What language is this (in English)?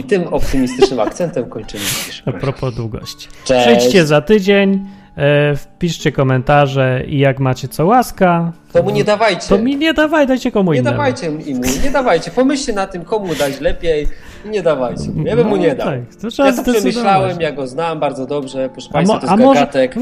Polish